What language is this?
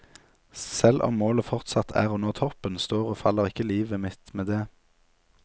Norwegian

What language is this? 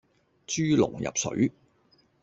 Cantonese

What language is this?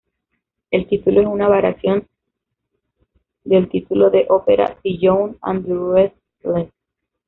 Spanish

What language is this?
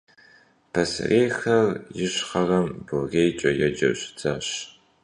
Kabardian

